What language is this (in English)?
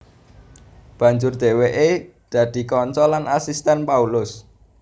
Javanese